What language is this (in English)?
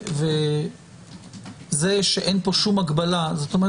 Hebrew